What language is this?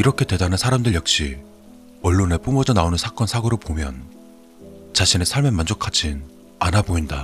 Korean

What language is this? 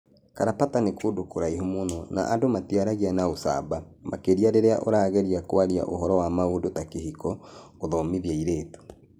Kikuyu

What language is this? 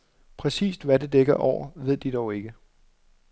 Danish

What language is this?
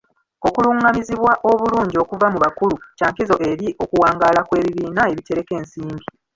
Ganda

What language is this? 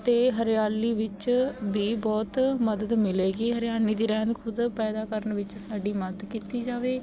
Punjabi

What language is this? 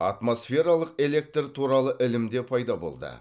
Kazakh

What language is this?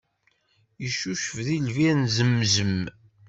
Kabyle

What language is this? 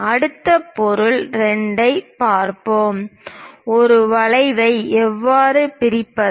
Tamil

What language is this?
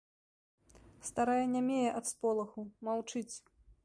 Belarusian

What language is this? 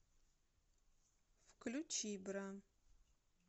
Russian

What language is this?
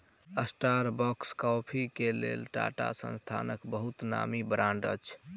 Maithili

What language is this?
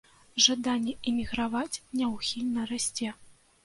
Belarusian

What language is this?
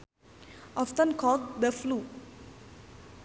Sundanese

